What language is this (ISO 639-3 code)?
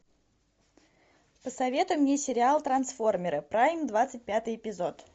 rus